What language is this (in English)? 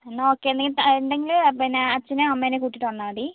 Malayalam